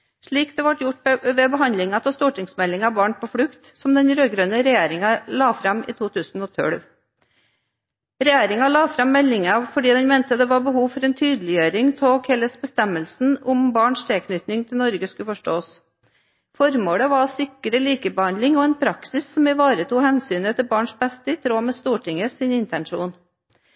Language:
Norwegian Bokmål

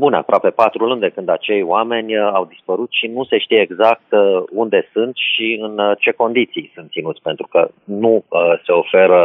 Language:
Romanian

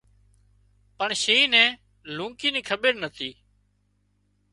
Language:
Wadiyara Koli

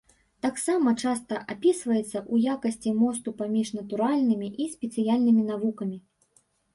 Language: Belarusian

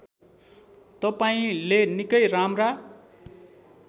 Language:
Nepali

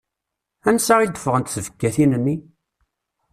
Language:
Kabyle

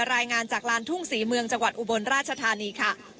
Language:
Thai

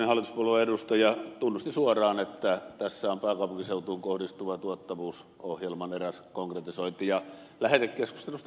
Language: Finnish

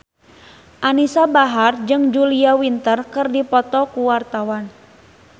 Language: Sundanese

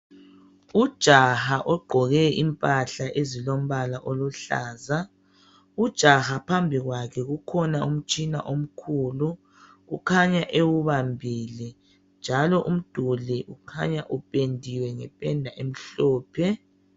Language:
North Ndebele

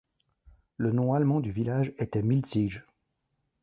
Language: French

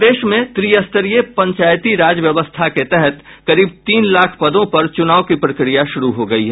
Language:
Hindi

